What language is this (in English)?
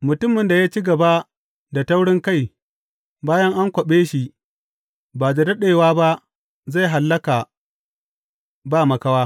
Hausa